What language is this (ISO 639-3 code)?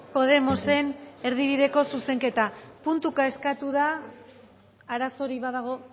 eus